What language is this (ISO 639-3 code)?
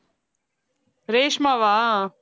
tam